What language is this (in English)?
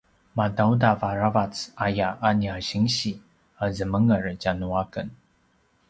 Paiwan